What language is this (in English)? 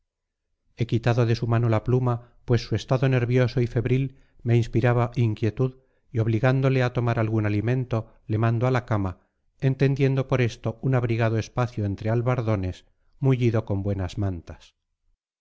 Spanish